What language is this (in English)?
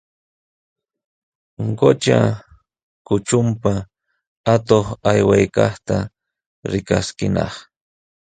Sihuas Ancash Quechua